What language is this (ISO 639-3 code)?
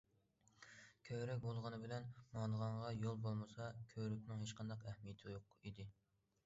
uig